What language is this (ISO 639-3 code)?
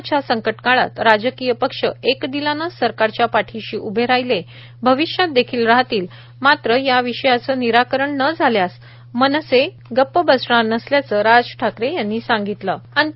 mar